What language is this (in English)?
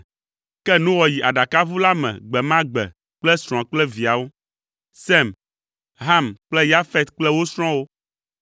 Ewe